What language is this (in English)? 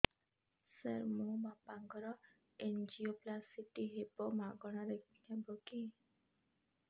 Odia